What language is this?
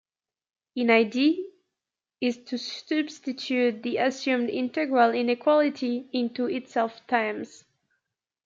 English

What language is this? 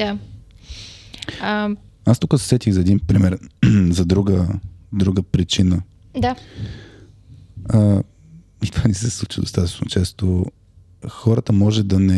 Bulgarian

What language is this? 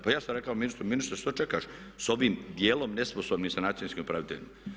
Croatian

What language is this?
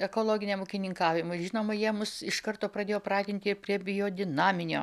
Lithuanian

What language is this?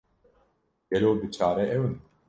Kurdish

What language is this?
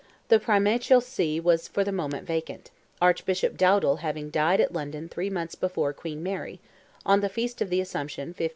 English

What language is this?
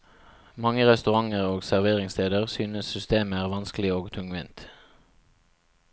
Norwegian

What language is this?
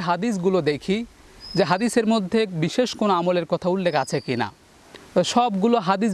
Bangla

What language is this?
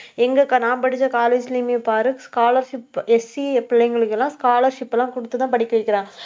Tamil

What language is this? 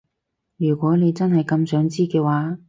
Cantonese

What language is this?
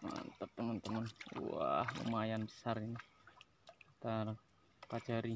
Indonesian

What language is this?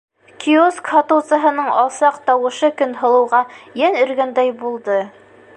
Bashkir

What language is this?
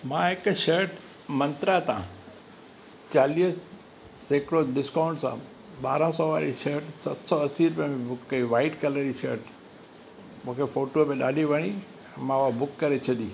Sindhi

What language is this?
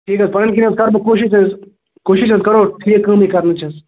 Kashmiri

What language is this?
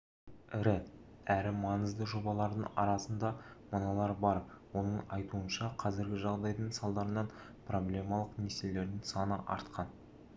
Kazakh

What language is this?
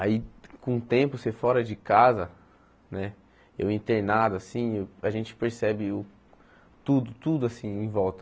Portuguese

